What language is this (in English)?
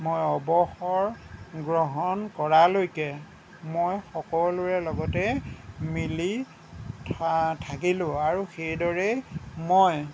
Assamese